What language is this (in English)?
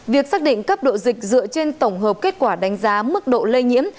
Vietnamese